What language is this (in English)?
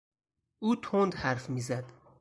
Persian